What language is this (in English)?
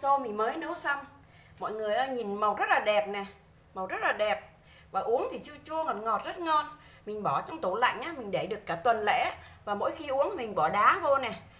Vietnamese